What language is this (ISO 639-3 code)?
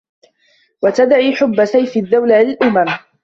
ara